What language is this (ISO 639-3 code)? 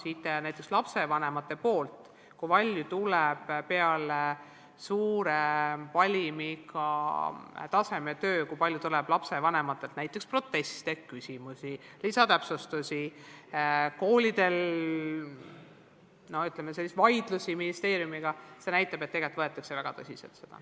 est